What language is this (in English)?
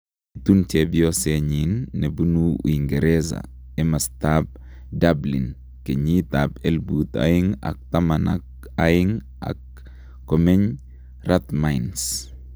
Kalenjin